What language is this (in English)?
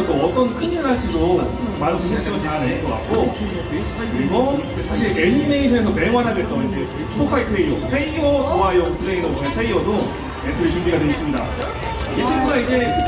Korean